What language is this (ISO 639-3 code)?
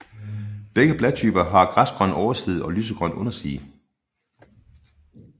dan